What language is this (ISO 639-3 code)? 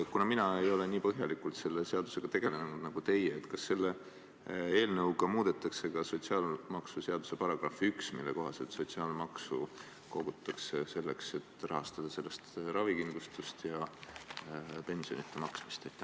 est